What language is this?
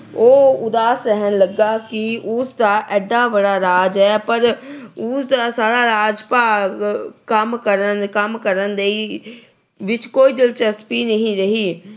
Punjabi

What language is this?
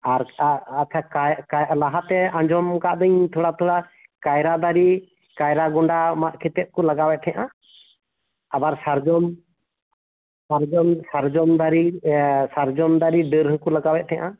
Santali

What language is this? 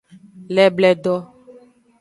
Aja (Benin)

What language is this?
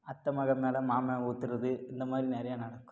Tamil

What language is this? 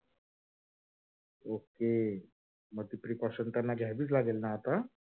Marathi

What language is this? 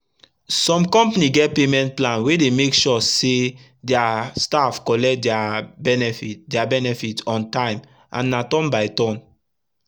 Nigerian Pidgin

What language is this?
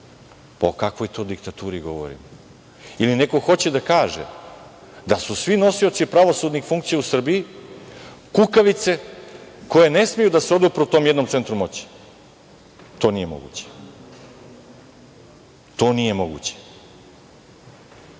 Serbian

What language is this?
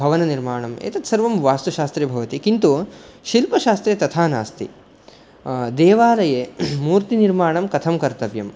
Sanskrit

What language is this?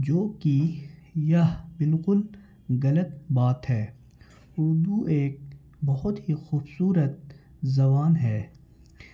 Urdu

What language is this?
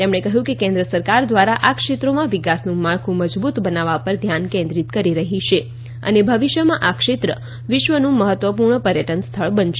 Gujarati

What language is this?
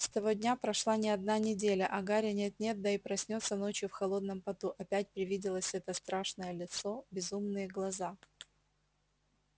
Russian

